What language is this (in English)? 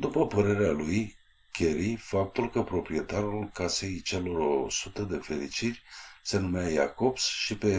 Romanian